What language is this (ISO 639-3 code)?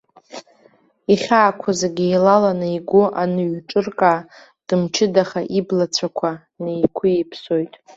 abk